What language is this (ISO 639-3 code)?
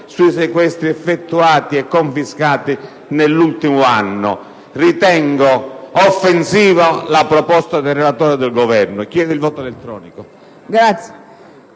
ita